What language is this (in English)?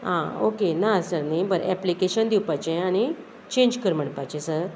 Konkani